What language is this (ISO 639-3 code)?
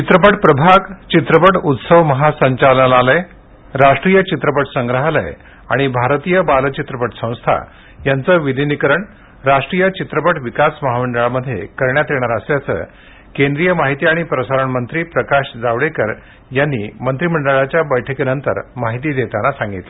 mar